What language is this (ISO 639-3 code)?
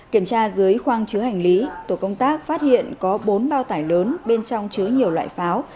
vie